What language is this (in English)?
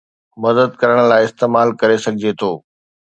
Sindhi